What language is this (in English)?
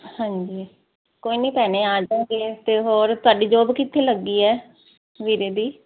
Punjabi